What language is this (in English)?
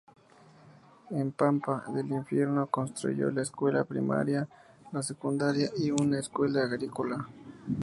Spanish